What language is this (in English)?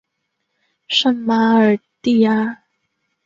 Chinese